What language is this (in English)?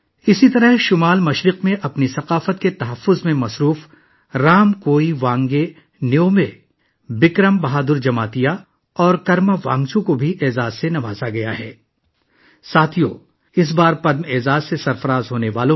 Urdu